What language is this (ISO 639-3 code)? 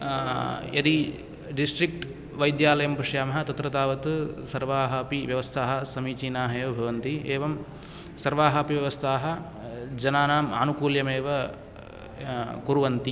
san